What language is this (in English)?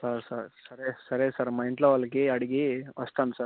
Telugu